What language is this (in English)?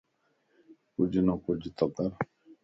Lasi